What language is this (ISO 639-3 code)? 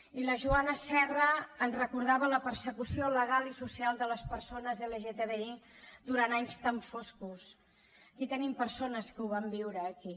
cat